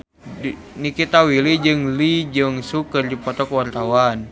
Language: Sundanese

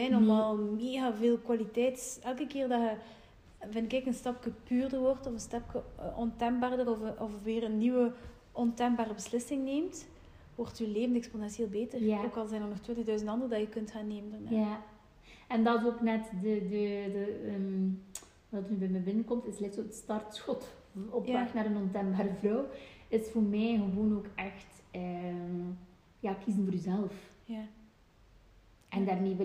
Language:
Dutch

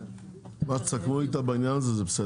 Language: Hebrew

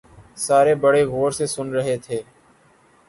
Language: Urdu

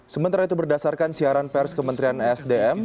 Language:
Indonesian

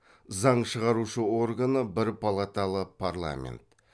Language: Kazakh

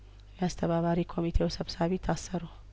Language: Amharic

